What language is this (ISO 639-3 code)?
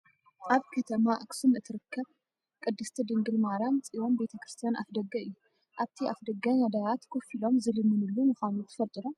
tir